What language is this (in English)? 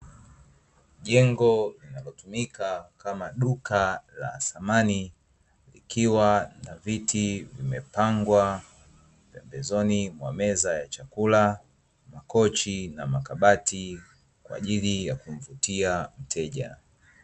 Swahili